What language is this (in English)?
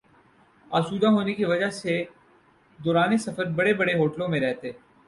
Urdu